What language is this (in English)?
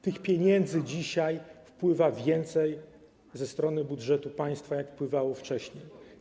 Polish